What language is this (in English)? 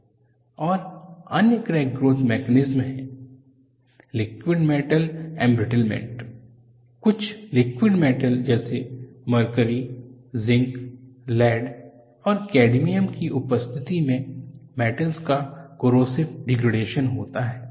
Hindi